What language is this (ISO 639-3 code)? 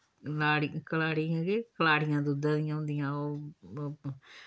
doi